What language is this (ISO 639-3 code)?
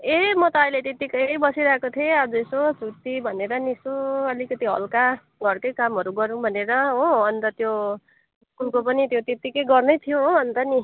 nep